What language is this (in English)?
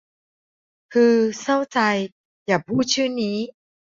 Thai